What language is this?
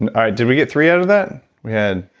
English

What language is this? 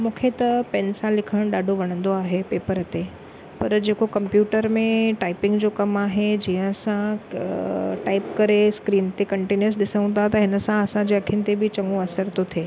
Sindhi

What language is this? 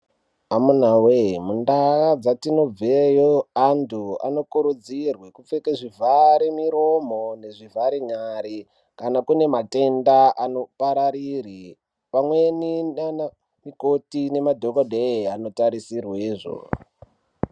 Ndau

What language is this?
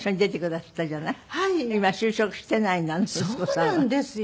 Japanese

